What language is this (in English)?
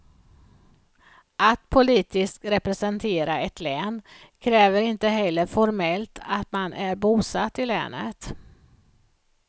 Swedish